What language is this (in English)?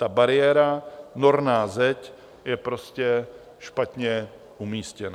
Czech